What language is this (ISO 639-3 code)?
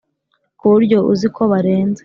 kin